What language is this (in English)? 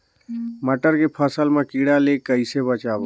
Chhattisgarhi